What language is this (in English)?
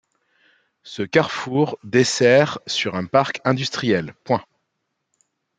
French